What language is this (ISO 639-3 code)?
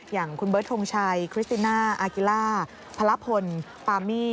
tha